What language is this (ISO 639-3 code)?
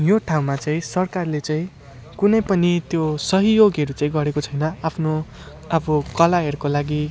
nep